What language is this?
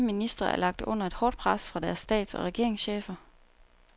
Danish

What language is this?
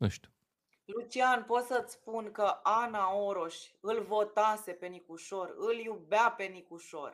Romanian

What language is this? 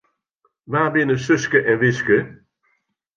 Western Frisian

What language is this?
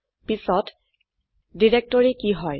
Assamese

